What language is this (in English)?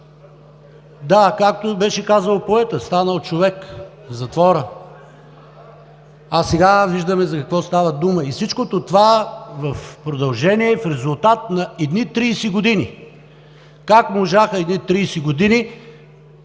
Bulgarian